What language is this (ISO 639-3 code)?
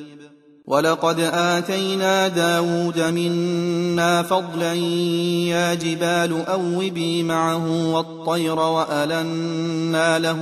ara